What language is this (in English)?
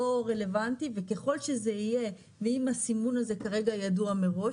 Hebrew